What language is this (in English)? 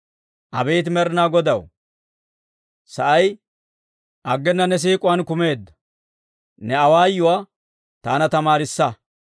Dawro